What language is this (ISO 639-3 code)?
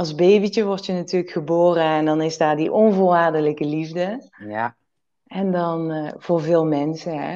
nld